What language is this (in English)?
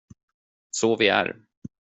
Swedish